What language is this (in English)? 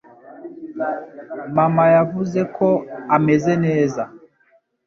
Kinyarwanda